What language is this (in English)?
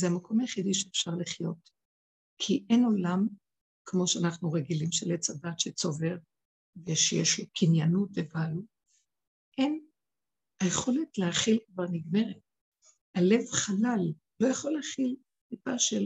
Hebrew